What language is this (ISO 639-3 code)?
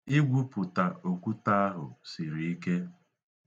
ibo